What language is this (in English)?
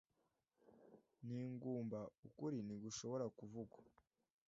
Kinyarwanda